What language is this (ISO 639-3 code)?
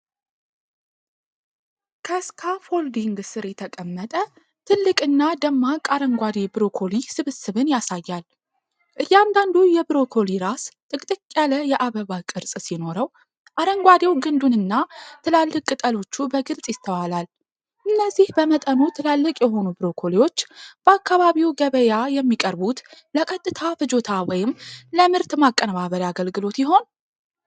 amh